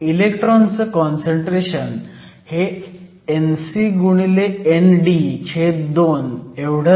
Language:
Marathi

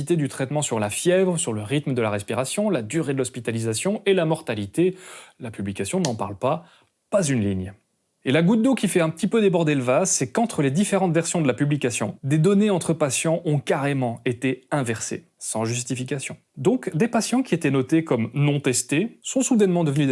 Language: French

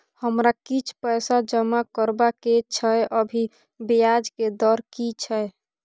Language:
Maithili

